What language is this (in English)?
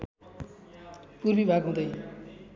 Nepali